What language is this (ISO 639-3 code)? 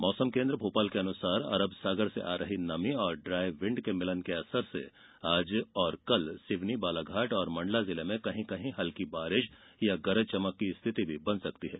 hin